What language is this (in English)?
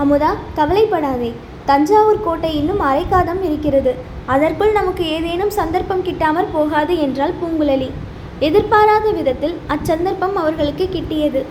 Tamil